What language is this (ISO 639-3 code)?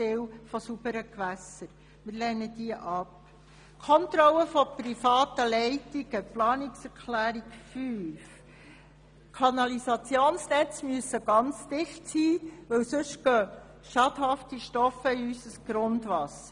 gsw